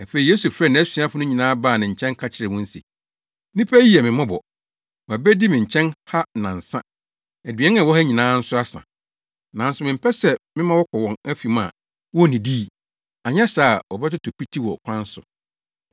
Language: Akan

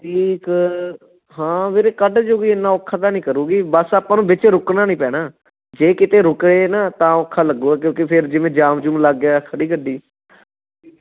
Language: Punjabi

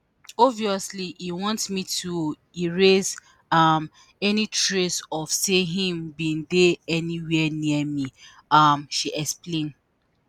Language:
Nigerian Pidgin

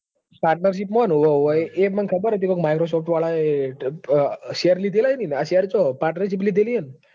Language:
Gujarati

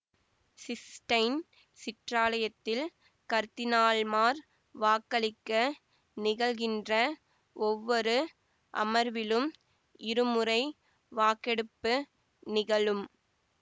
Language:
Tamil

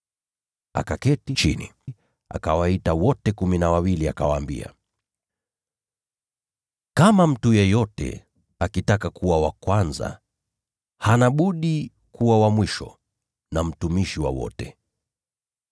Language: Swahili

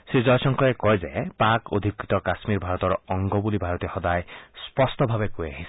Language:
Assamese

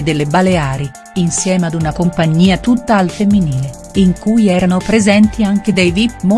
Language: Italian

